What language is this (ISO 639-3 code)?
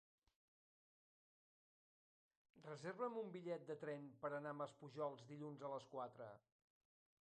cat